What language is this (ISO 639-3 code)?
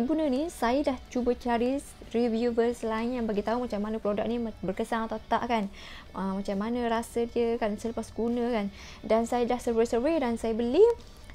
msa